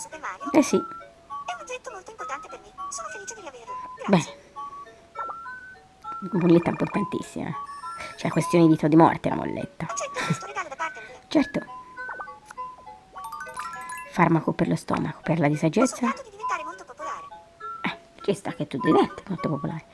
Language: Italian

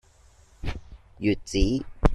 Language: Cantonese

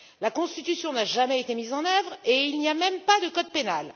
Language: French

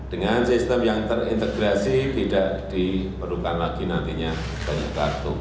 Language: Indonesian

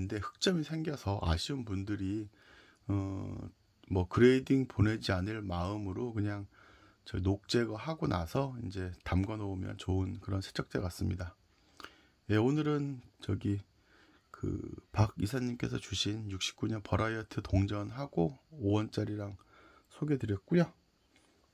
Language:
Korean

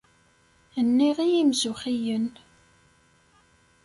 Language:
Kabyle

